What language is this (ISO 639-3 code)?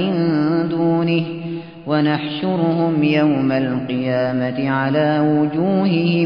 ara